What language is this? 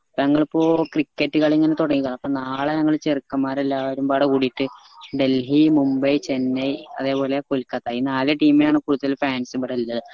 Malayalam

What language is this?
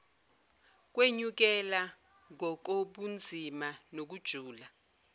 Zulu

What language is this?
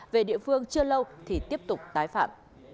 Vietnamese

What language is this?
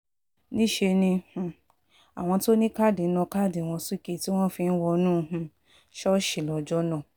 Yoruba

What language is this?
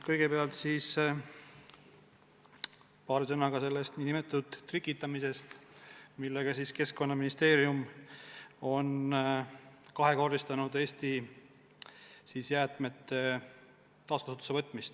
Estonian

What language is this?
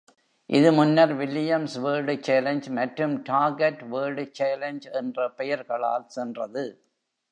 Tamil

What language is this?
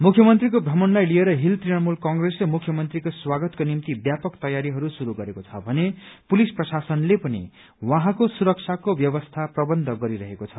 Nepali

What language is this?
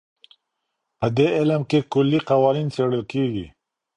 Pashto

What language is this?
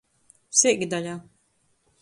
Latgalian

